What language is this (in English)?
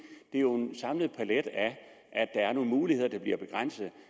Danish